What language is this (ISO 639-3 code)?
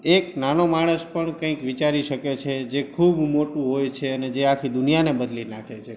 guj